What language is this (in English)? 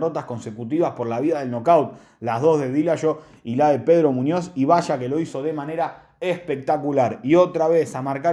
Spanish